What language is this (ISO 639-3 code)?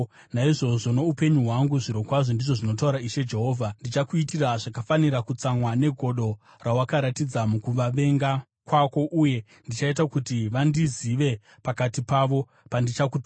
sna